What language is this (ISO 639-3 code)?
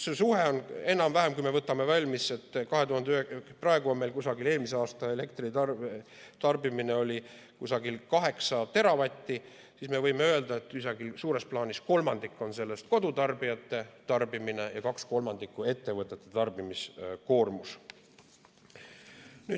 est